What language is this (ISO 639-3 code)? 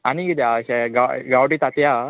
kok